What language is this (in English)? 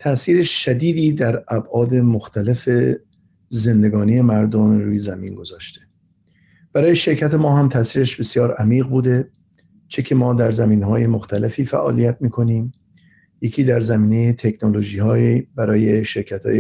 Persian